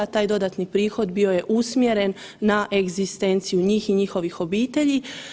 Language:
Croatian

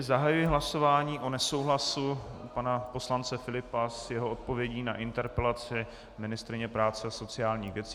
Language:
Czech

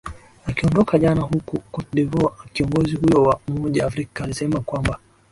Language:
Swahili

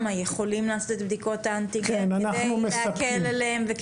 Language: Hebrew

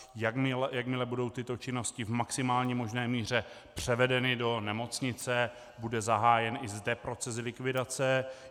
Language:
Czech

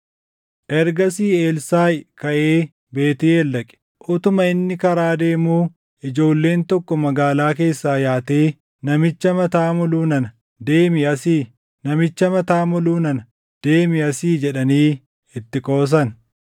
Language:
Oromo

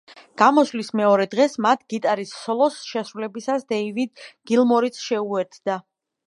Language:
Georgian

